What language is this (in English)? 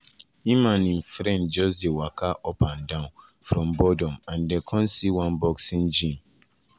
Nigerian Pidgin